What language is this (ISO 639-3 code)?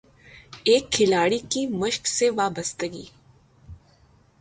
urd